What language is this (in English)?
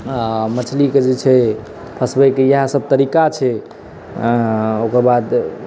Maithili